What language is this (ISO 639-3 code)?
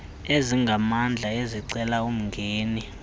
xho